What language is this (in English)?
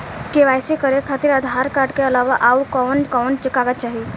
Bhojpuri